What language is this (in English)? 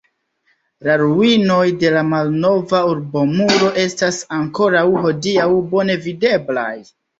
Esperanto